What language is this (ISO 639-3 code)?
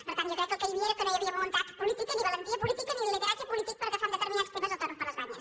cat